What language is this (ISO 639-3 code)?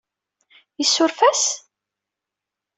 kab